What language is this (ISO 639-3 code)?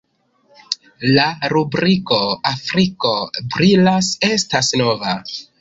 epo